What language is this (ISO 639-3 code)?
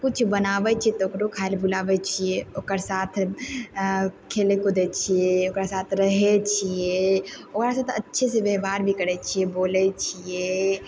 mai